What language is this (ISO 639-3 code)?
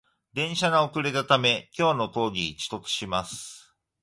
jpn